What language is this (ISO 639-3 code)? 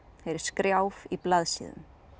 isl